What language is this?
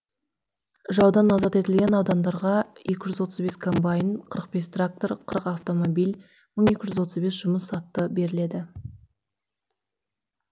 Kazakh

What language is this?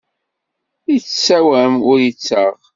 Kabyle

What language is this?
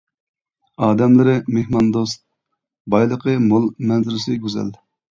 Uyghur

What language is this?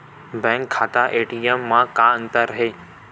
Chhattisgarhi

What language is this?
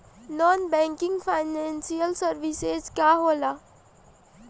Bhojpuri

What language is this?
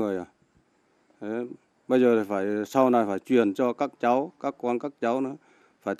Vietnamese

